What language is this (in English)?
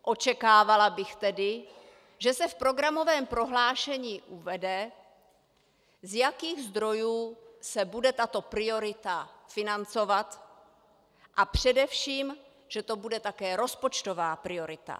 Czech